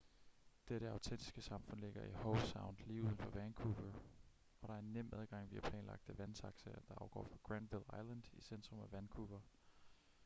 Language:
Danish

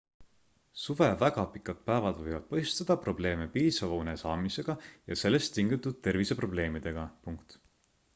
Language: Estonian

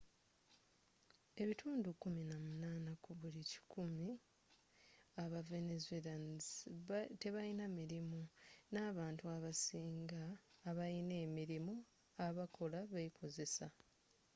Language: Ganda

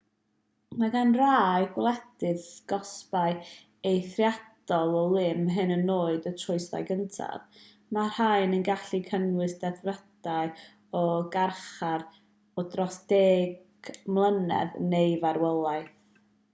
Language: Welsh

